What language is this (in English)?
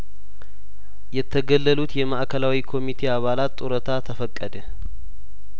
Amharic